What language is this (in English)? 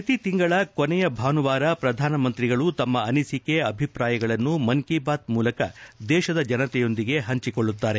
Kannada